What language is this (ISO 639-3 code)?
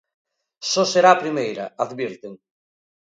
glg